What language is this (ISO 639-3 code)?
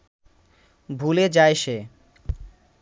ben